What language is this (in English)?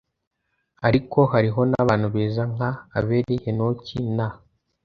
Kinyarwanda